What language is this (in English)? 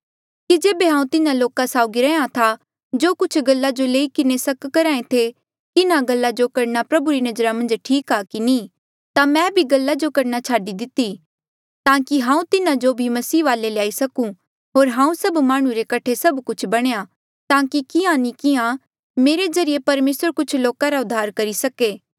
Mandeali